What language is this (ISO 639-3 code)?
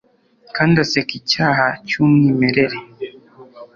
kin